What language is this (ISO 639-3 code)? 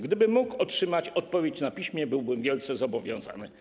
pol